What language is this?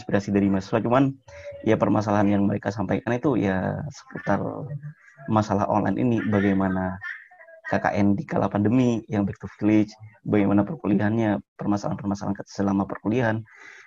Indonesian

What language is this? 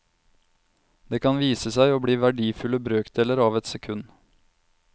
Norwegian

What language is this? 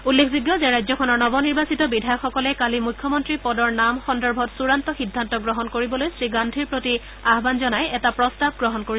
Assamese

